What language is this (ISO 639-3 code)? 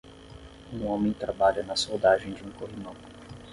por